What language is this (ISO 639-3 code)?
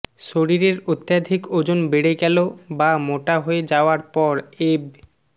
ben